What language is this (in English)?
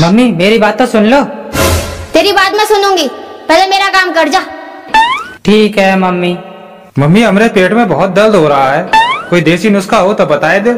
Hindi